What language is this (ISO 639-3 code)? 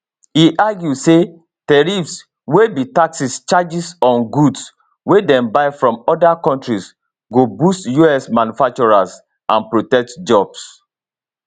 pcm